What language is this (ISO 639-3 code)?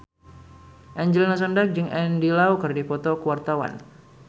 sun